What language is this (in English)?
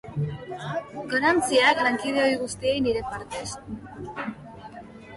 Basque